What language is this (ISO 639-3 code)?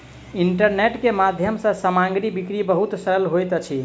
mai